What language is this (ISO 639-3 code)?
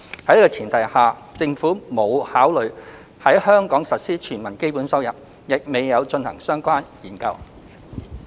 yue